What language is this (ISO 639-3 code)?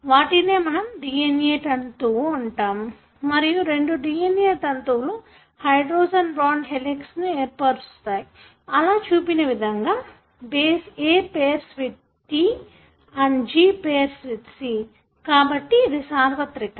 tel